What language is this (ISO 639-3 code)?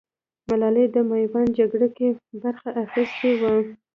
pus